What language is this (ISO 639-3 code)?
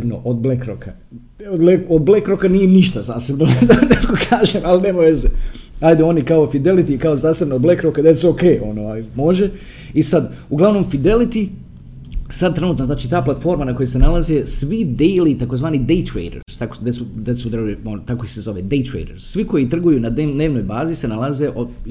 hrv